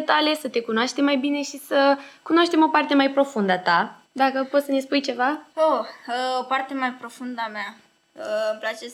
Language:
Romanian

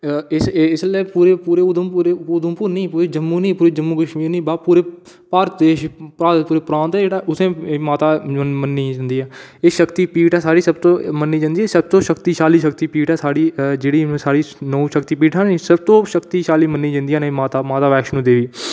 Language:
Dogri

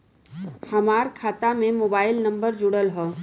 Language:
Bhojpuri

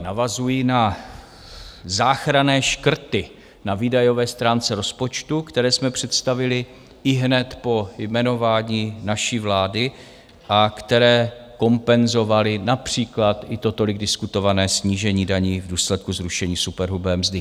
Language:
Czech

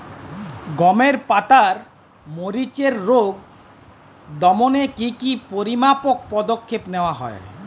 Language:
Bangla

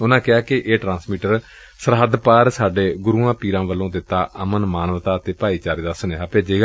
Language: Punjabi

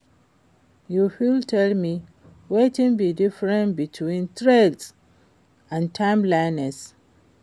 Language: Nigerian Pidgin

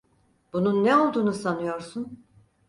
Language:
Turkish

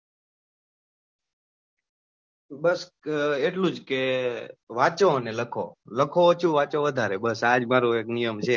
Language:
Gujarati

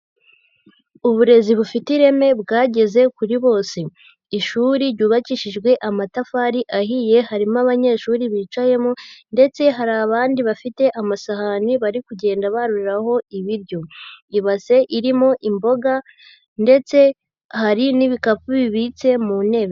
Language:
Kinyarwanda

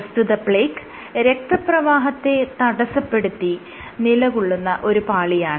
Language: Malayalam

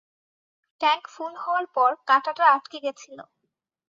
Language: Bangla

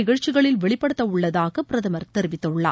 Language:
Tamil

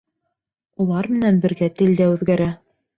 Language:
Bashkir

